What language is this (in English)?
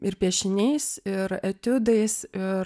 Lithuanian